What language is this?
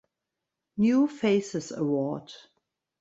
German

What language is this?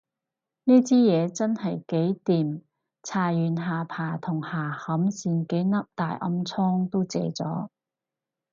Cantonese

